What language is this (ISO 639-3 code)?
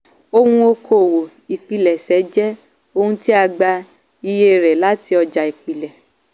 yor